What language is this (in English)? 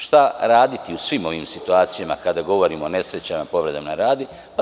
Serbian